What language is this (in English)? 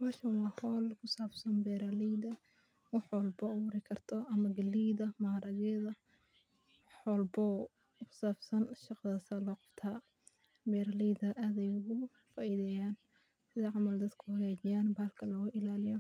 Somali